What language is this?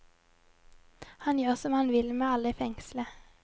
Norwegian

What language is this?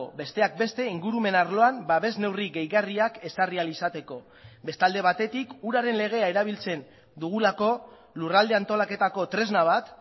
Basque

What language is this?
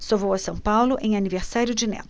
Portuguese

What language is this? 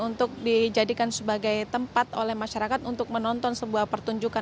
Indonesian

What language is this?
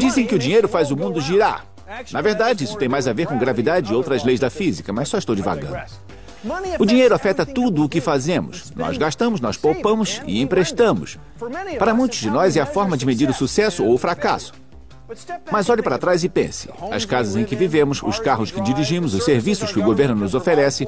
Portuguese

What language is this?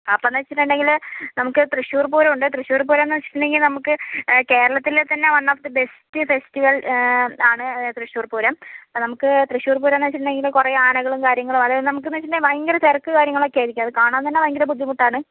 Malayalam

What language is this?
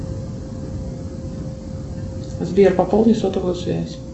Russian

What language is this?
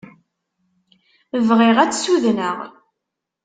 Kabyle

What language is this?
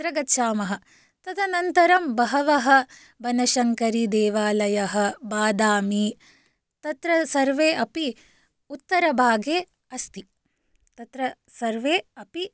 Sanskrit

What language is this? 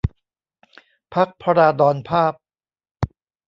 Thai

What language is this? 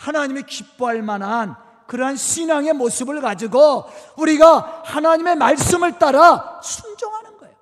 Korean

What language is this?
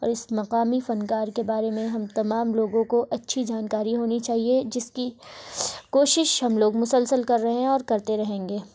Urdu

